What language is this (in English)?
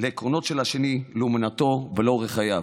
Hebrew